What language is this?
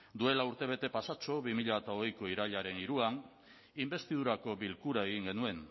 Basque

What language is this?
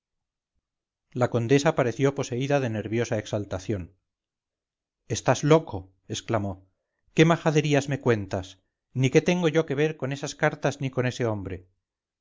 Spanish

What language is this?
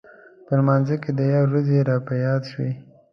Pashto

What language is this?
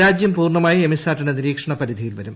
Malayalam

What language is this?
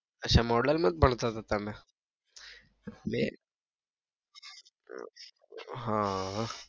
Gujarati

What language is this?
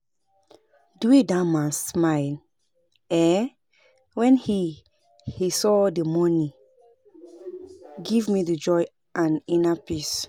Nigerian Pidgin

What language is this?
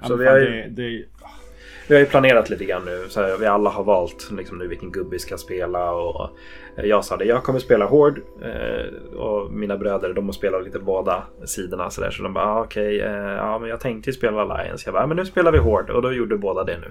Swedish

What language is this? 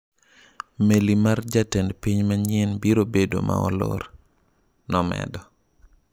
Luo (Kenya and Tanzania)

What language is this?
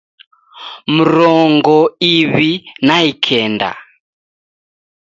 Taita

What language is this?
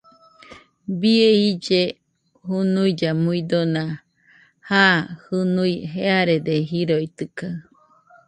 Nüpode Huitoto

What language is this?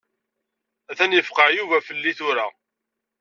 Kabyle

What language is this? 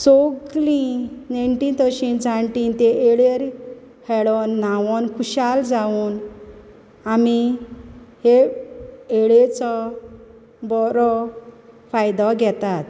Konkani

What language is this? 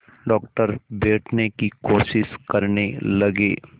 Hindi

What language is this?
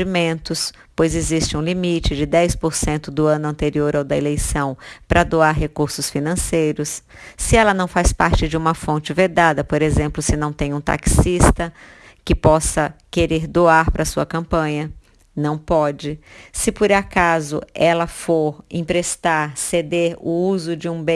Portuguese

